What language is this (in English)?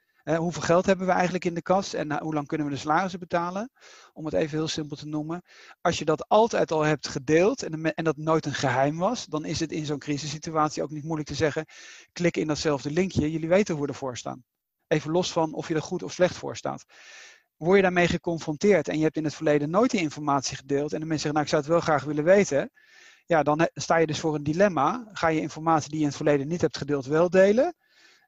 Dutch